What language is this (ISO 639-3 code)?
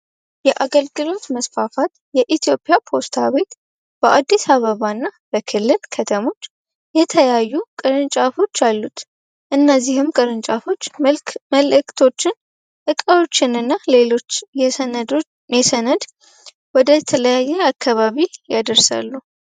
amh